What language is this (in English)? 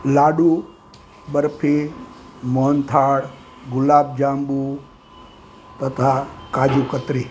Gujarati